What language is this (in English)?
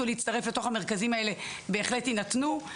Hebrew